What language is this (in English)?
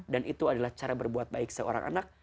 Indonesian